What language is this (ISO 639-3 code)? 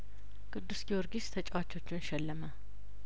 amh